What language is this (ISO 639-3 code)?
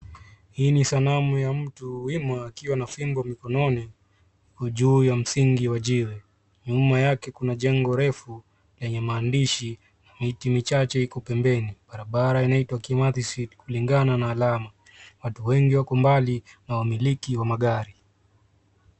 swa